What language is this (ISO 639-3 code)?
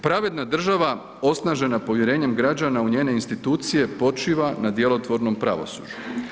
hrv